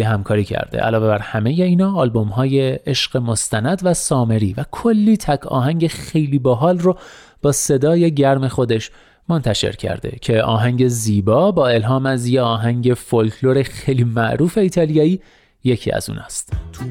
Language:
Persian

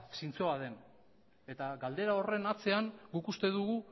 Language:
Basque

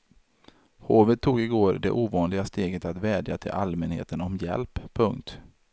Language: Swedish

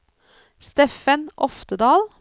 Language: Norwegian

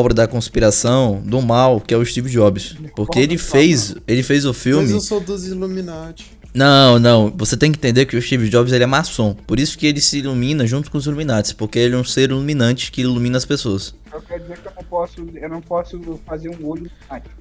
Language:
Portuguese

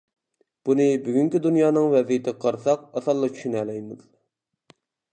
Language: Uyghur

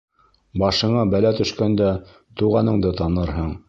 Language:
Bashkir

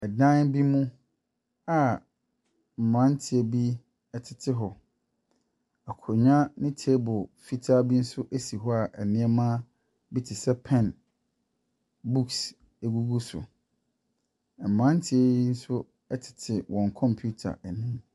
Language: Akan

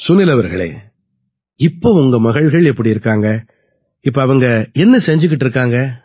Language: Tamil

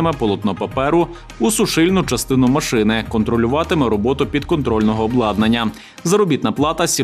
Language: Ukrainian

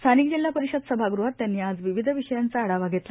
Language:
Marathi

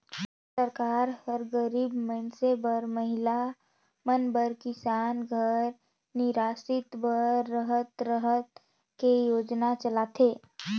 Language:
Chhattisgarhi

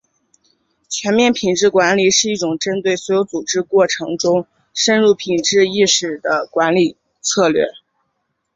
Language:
Chinese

